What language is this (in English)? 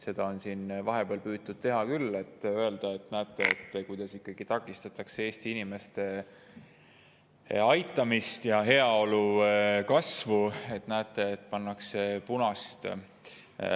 Estonian